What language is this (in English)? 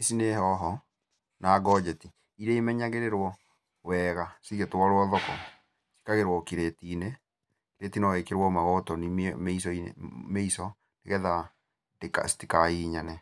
Kikuyu